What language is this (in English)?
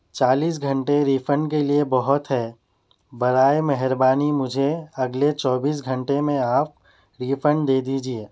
Urdu